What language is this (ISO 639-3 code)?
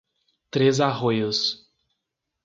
por